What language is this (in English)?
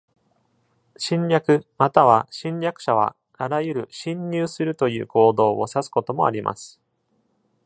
Japanese